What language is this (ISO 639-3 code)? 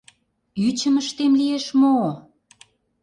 chm